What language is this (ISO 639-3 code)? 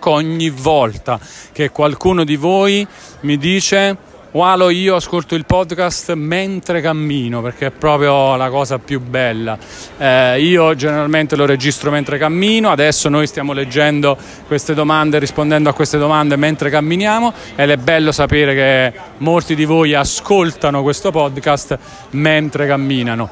ita